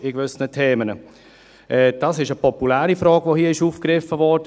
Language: Swiss German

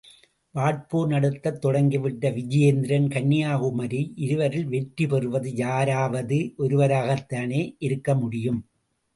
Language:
Tamil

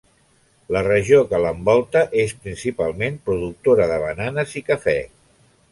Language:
Catalan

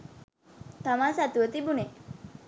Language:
Sinhala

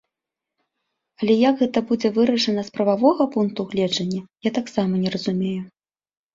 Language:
Belarusian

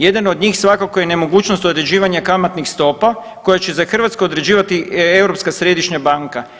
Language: Croatian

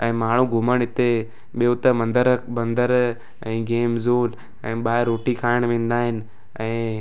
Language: Sindhi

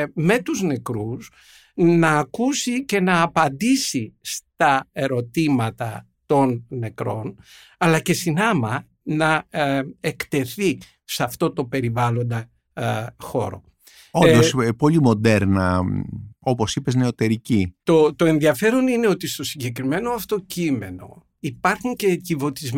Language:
Greek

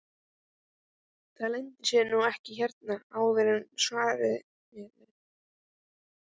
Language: Icelandic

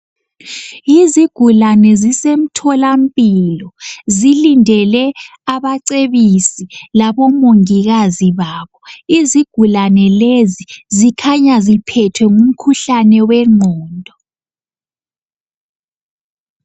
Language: North Ndebele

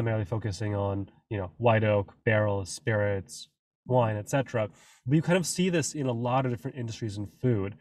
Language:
English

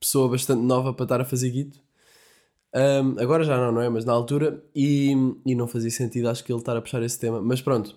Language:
Portuguese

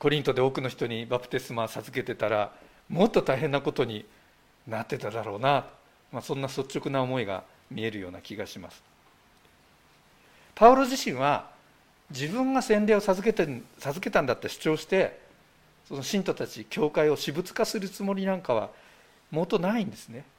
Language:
Japanese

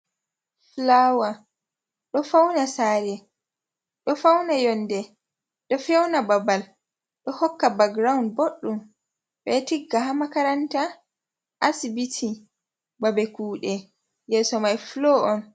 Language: Fula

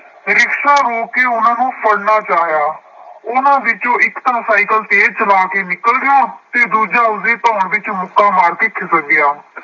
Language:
Punjabi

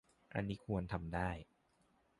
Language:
Thai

